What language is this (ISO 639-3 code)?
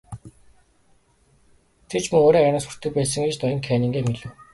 mon